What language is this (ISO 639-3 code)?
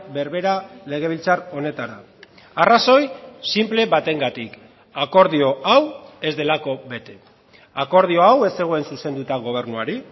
eus